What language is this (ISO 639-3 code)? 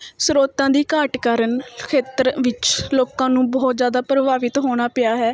pan